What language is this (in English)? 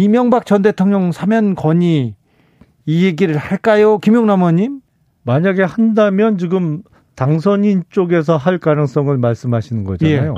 Korean